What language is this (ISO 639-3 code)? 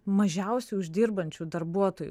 lit